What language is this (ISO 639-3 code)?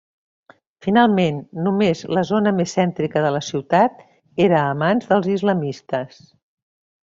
cat